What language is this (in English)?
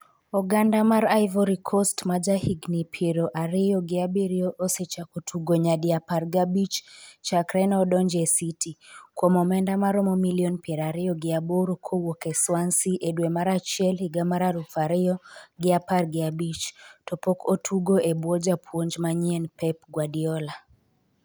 Luo (Kenya and Tanzania)